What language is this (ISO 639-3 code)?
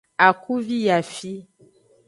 ajg